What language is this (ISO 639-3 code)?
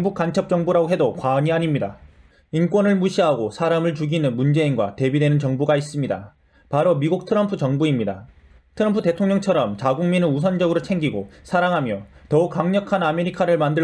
kor